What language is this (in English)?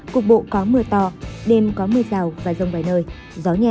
Vietnamese